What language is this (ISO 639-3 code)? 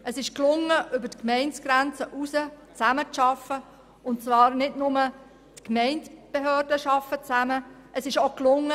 gsw